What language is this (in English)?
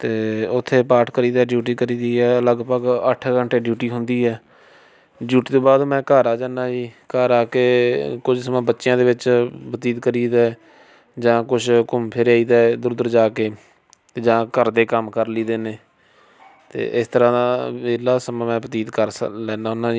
Punjabi